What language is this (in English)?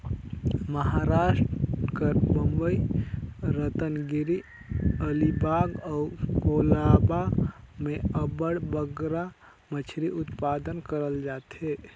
Chhattisgarhi